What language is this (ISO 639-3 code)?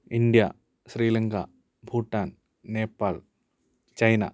san